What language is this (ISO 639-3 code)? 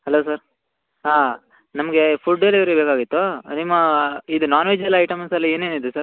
kan